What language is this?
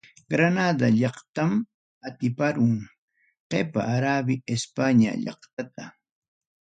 Ayacucho Quechua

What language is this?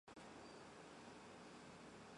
Chinese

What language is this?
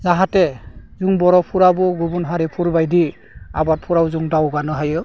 Bodo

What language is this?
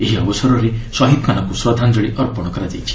Odia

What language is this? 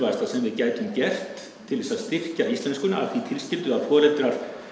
Icelandic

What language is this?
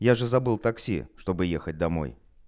Russian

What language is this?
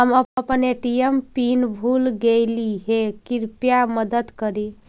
Magahi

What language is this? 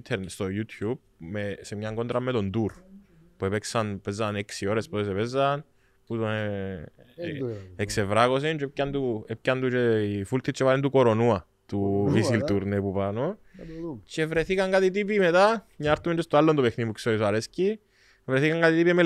Greek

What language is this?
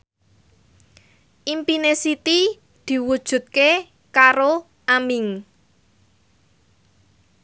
Javanese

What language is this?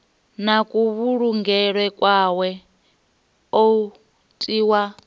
Venda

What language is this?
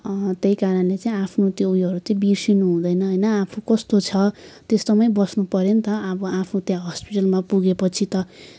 Nepali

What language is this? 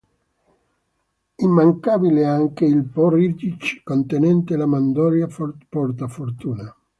Italian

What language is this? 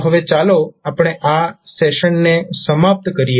Gujarati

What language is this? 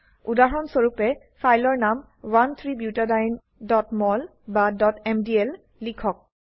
Assamese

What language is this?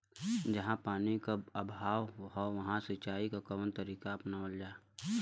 Bhojpuri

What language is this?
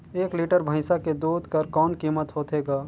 Chhattisgarhi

